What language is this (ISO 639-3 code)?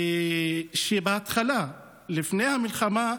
heb